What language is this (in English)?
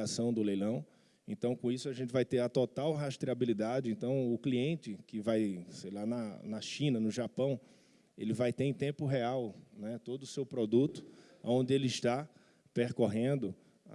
Portuguese